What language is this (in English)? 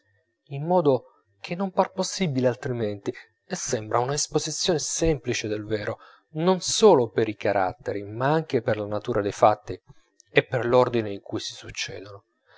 Italian